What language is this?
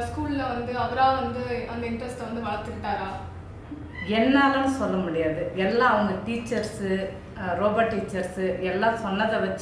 English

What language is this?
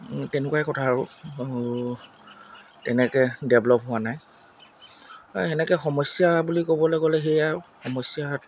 Assamese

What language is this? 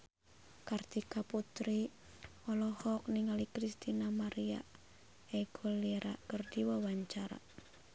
Sundanese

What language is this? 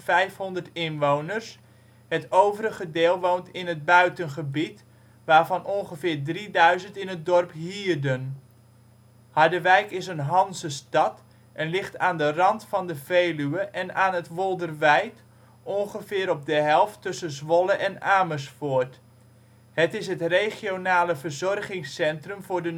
Dutch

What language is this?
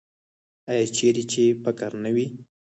Pashto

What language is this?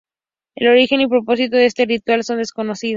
Spanish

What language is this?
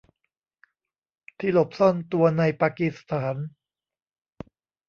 Thai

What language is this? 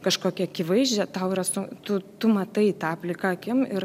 Lithuanian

